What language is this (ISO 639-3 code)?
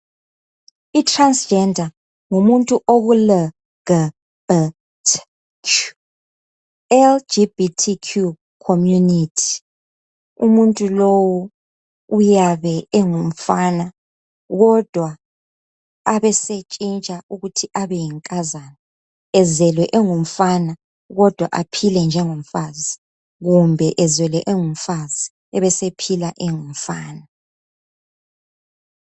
nde